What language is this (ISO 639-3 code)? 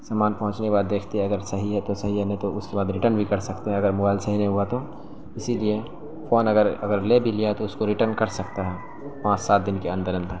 urd